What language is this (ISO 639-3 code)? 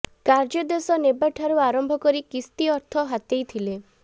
ori